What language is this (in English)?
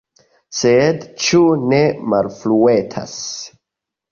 Esperanto